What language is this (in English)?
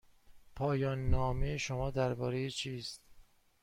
Persian